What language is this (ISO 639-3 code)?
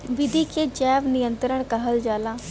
bho